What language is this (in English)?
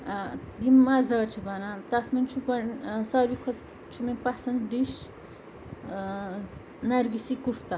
Kashmiri